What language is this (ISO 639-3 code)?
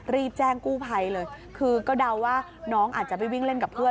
tha